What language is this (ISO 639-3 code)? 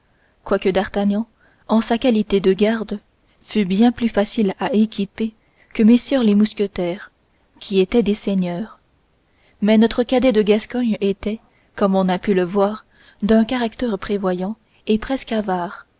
fra